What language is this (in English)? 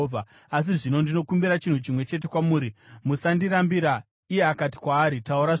Shona